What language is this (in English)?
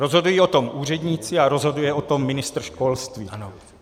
Czech